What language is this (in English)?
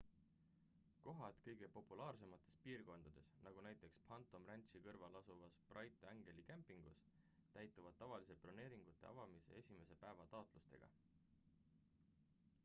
Estonian